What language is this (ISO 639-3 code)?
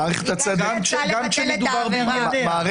heb